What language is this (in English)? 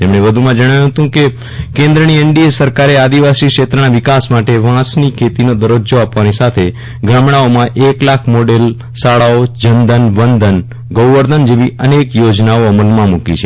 Gujarati